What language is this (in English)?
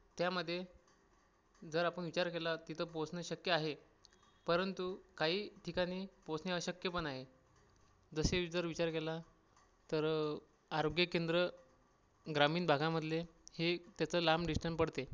Marathi